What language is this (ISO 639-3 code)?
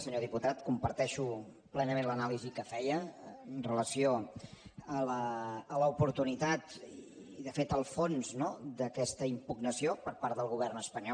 cat